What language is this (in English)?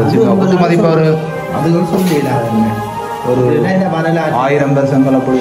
Indonesian